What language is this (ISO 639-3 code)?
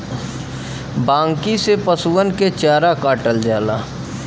bho